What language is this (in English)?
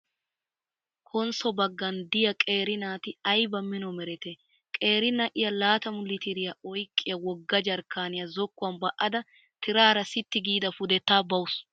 Wolaytta